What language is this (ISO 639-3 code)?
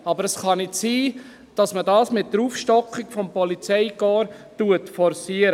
gsw